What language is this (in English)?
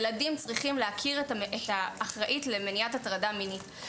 Hebrew